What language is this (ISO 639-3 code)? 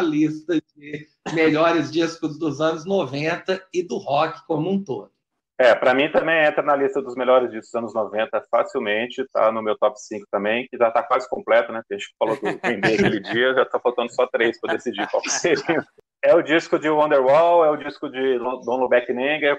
por